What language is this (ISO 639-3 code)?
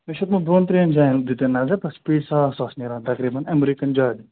kas